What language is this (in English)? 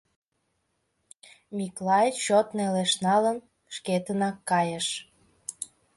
Mari